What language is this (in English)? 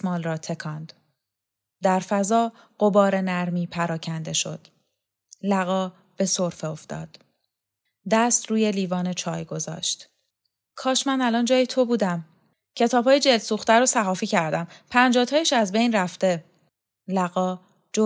Persian